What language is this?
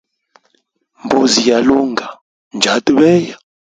Hemba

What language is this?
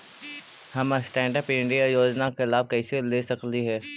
Magahi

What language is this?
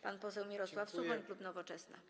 Polish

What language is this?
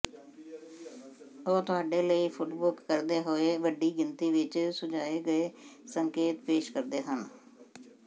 Punjabi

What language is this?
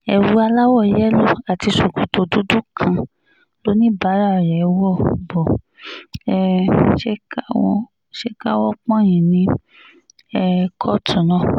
Yoruba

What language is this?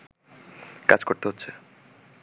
Bangla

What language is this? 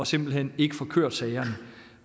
Danish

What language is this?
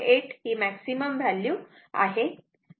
Marathi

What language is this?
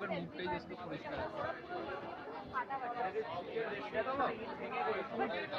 Spanish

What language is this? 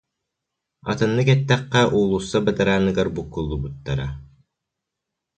Yakut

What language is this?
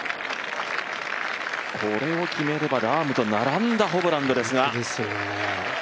Japanese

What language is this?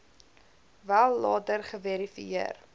Afrikaans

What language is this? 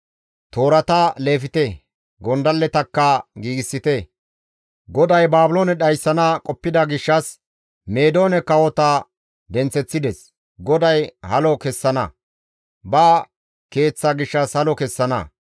Gamo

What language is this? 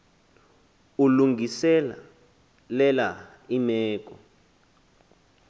Xhosa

